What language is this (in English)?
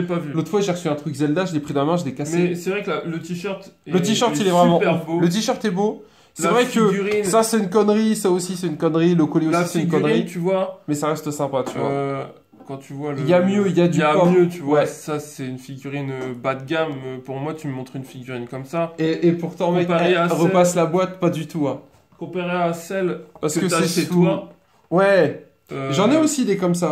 French